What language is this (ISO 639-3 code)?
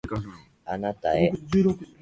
jpn